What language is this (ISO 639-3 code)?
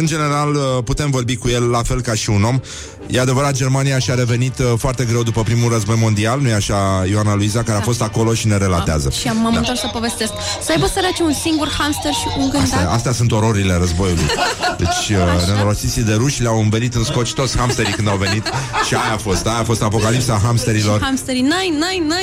ron